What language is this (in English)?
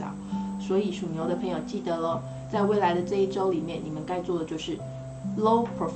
Chinese